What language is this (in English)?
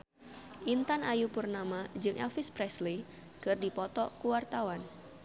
Sundanese